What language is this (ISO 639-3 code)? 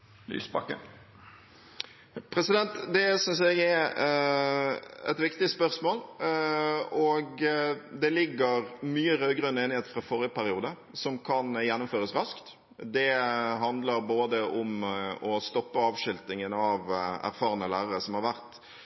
nob